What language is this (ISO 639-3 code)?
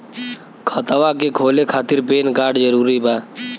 bho